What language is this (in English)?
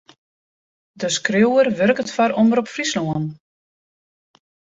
Western Frisian